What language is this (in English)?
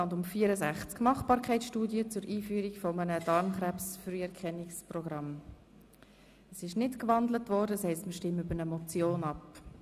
Swiss German